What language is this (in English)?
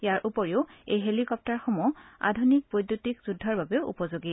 Assamese